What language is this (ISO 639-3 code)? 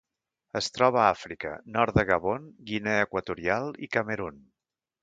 cat